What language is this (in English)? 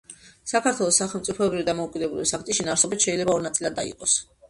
Georgian